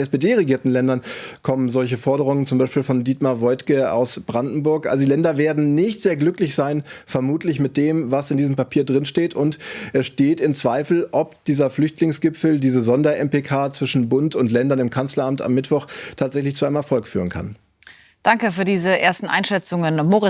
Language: German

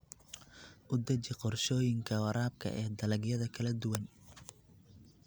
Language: Somali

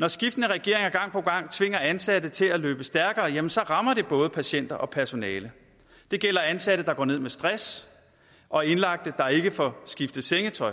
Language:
Danish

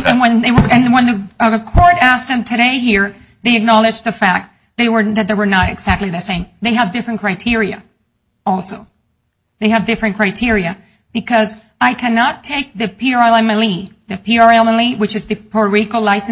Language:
English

